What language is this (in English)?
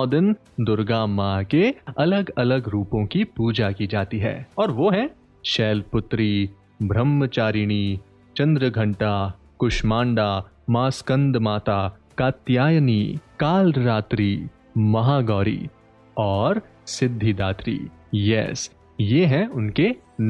Hindi